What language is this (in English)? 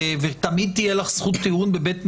Hebrew